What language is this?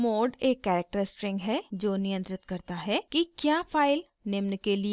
Hindi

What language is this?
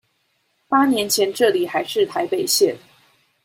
Chinese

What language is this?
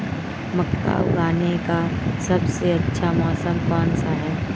Hindi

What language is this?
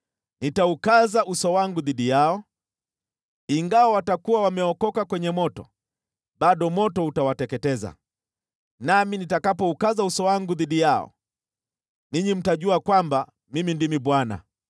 Swahili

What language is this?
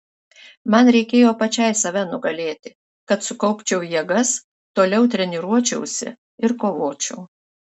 Lithuanian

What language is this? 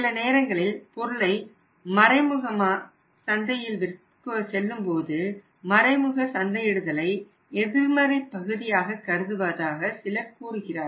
Tamil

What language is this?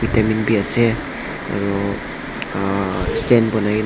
Naga Pidgin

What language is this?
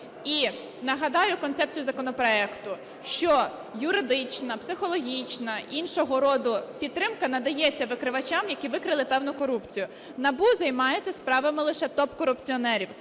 Ukrainian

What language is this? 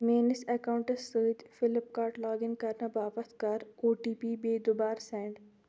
Kashmiri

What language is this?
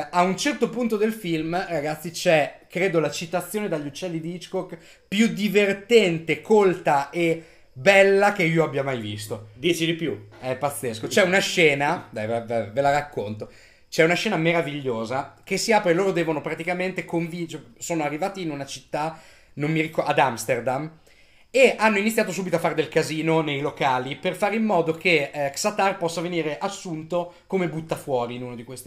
Italian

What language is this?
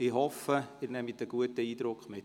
Swiss German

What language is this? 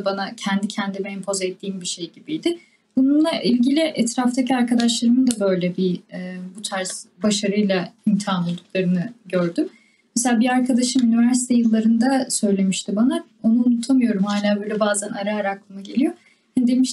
Turkish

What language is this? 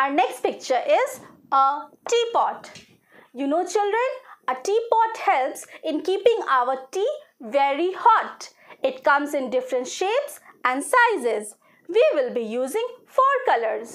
English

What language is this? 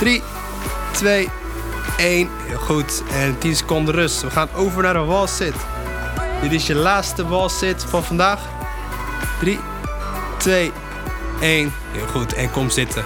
Dutch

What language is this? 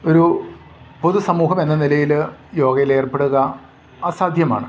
Malayalam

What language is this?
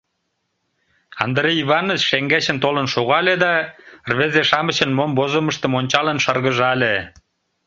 Mari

